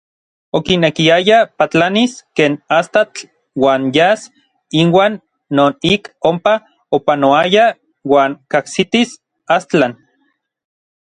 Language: Orizaba Nahuatl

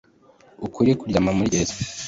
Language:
Kinyarwanda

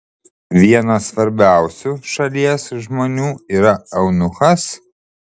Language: Lithuanian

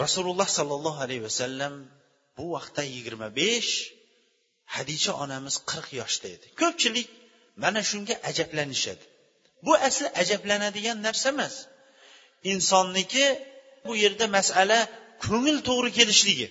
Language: Bulgarian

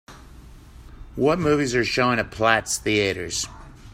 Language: English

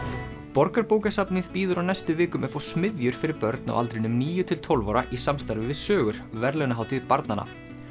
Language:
Icelandic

